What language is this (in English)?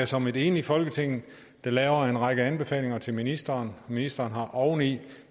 Danish